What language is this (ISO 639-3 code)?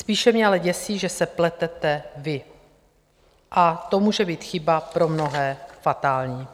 ces